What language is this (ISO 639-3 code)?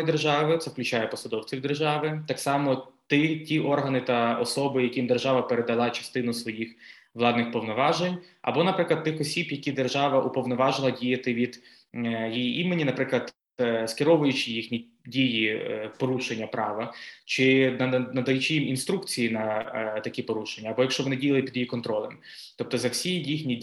ukr